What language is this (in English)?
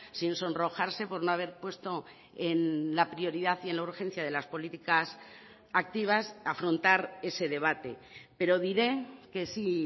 Spanish